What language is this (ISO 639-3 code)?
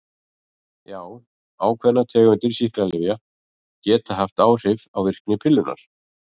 isl